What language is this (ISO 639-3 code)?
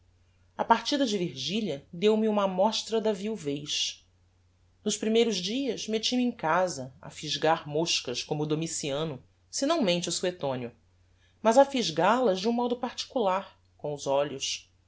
por